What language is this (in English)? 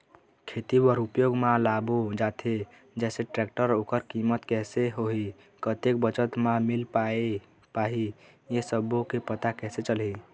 Chhattisgarhi